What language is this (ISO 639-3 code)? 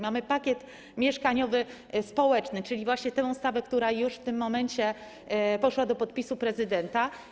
pol